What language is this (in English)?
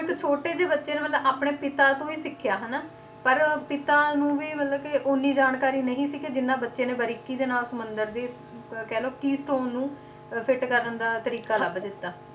Punjabi